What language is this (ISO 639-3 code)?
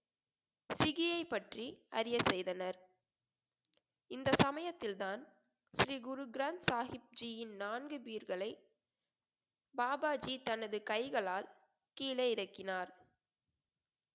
tam